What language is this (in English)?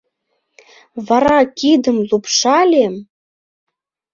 Mari